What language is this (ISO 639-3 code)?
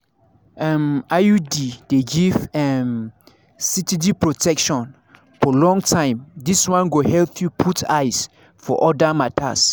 pcm